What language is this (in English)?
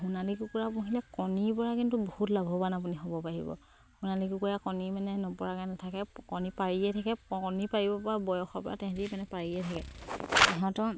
Assamese